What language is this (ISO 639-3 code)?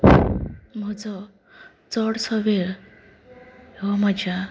kok